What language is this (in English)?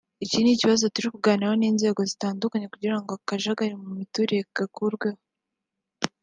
Kinyarwanda